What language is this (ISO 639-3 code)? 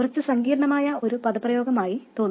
mal